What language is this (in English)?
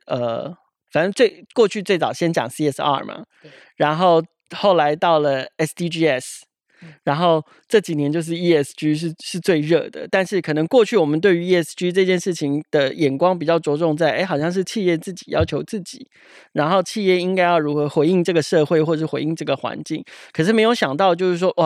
Chinese